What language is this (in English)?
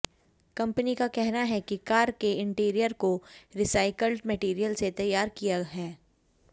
Hindi